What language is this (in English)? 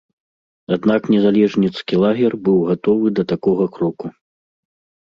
Belarusian